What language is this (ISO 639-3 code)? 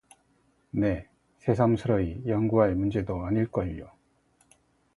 kor